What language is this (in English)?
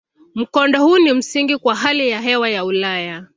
Swahili